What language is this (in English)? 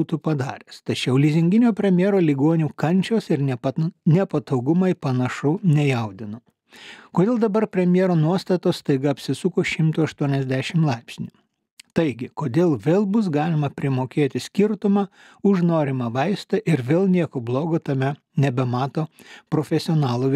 Lithuanian